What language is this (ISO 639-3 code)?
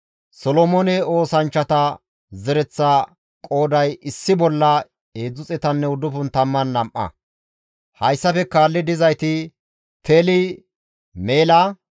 gmv